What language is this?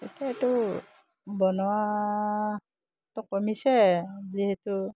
Assamese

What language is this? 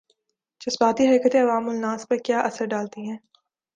Urdu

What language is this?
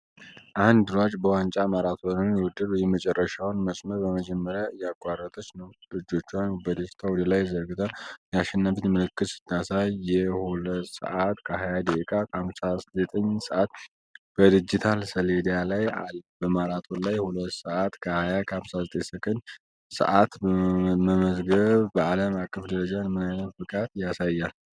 Amharic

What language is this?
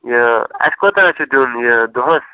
Kashmiri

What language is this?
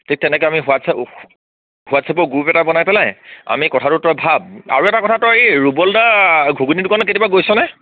Assamese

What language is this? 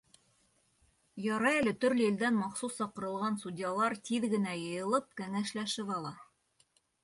Bashkir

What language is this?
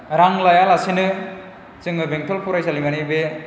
Bodo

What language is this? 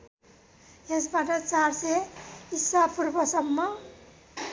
Nepali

